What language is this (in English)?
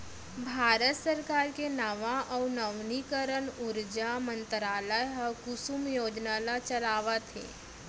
Chhattisgarhi